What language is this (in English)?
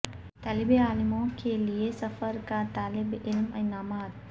Urdu